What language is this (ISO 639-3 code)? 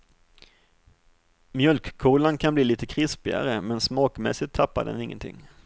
swe